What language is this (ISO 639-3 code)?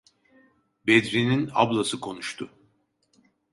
tur